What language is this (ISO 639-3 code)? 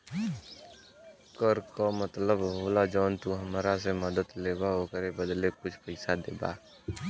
bho